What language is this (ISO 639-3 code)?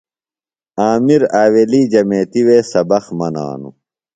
phl